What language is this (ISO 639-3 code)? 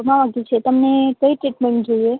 guj